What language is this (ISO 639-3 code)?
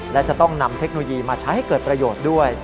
tha